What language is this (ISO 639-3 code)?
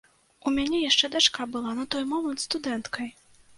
bel